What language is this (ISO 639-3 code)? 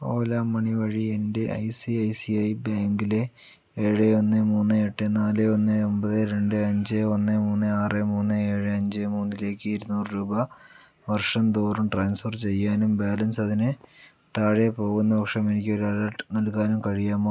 mal